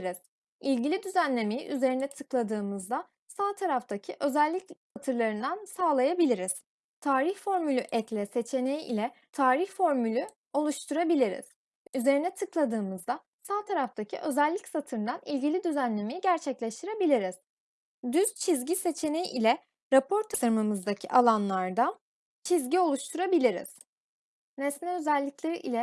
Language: Turkish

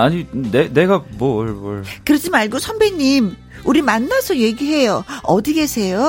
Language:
Korean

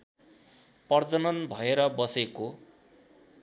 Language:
Nepali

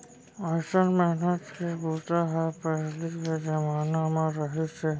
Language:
Chhattisgarhi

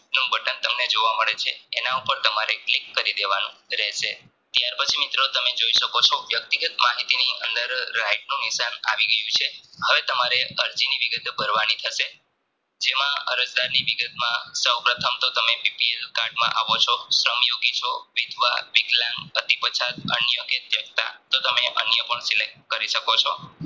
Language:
Gujarati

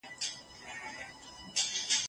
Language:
Pashto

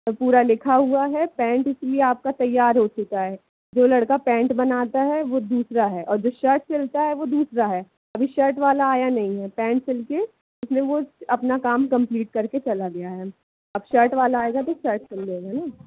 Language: Hindi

